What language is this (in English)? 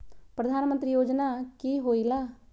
Magahi